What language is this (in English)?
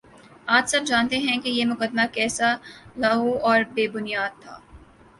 Urdu